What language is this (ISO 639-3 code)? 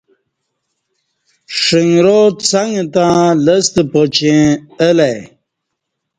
bsh